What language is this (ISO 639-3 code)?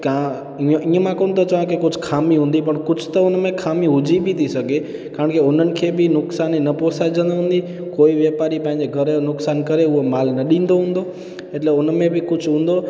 snd